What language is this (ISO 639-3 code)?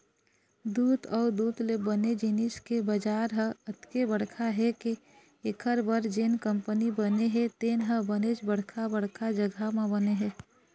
hne